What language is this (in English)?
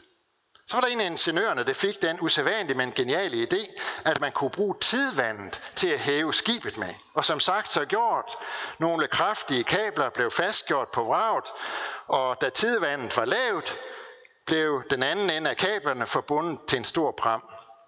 Danish